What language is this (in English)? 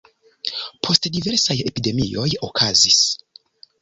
Esperanto